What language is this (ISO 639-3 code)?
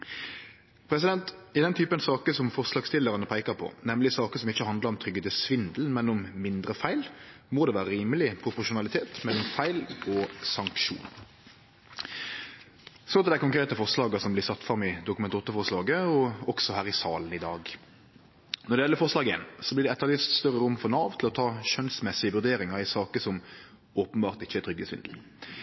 nno